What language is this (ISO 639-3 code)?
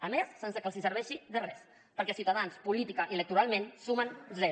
cat